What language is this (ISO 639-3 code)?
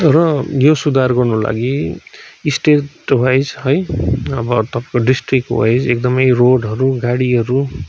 nep